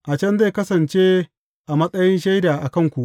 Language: Hausa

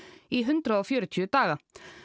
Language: Icelandic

